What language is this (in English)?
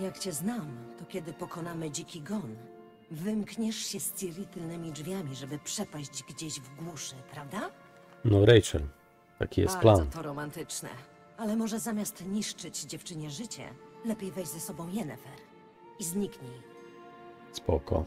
Polish